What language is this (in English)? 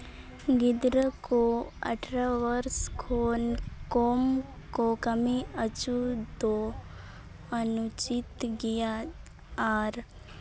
Santali